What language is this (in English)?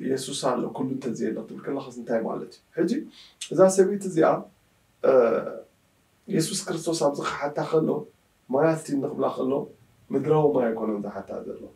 Arabic